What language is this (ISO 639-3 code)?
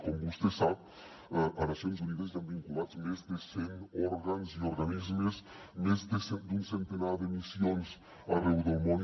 cat